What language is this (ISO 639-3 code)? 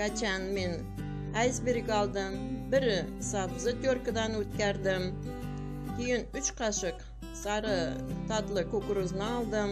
tur